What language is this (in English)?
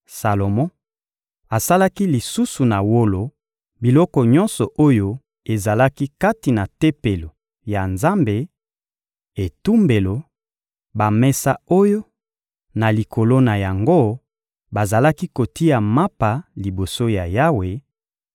Lingala